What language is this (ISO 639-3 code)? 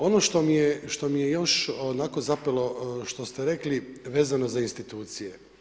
hrv